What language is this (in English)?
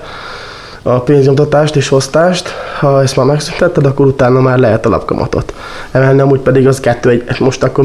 Hungarian